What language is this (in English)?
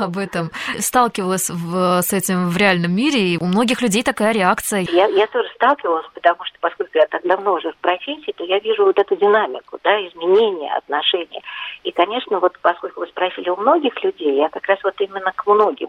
Russian